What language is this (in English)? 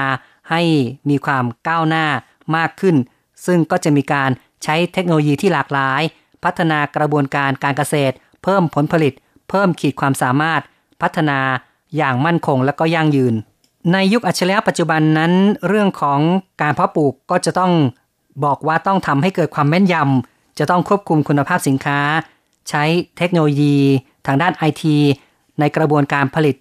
Thai